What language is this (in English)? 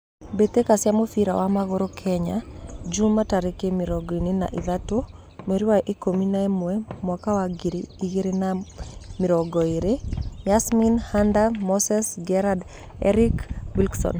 Kikuyu